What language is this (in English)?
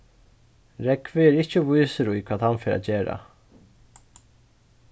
Faroese